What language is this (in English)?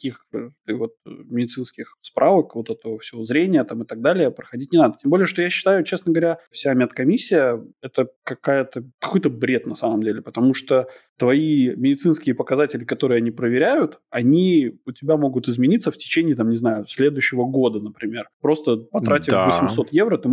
Russian